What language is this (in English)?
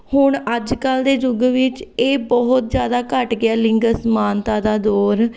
Punjabi